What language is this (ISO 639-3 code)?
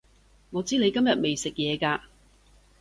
yue